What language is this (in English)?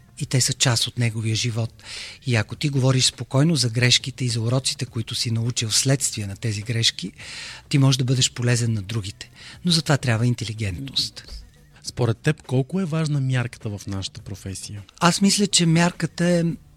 Bulgarian